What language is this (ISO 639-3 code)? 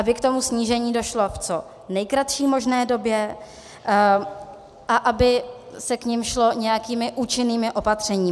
ces